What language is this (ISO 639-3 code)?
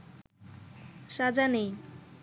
ben